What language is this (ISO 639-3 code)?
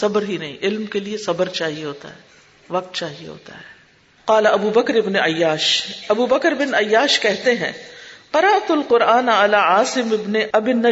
urd